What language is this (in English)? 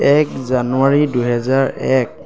Assamese